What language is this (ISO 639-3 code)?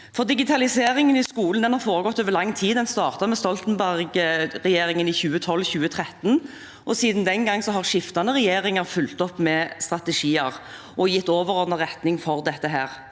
nor